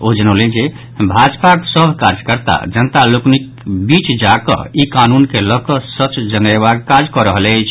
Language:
Maithili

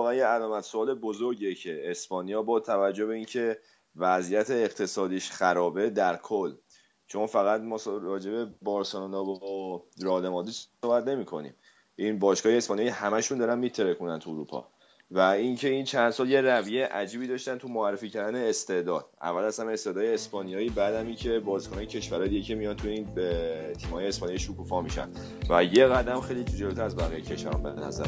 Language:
Persian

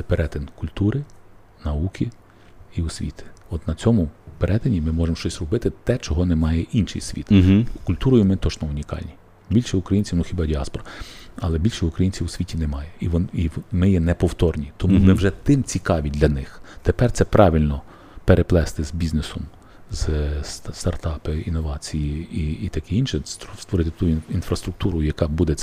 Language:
Ukrainian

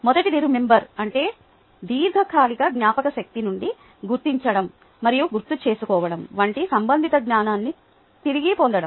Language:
Telugu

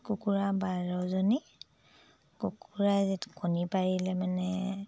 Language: Assamese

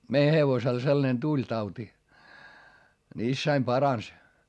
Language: Finnish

